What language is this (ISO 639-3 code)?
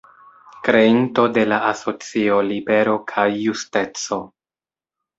epo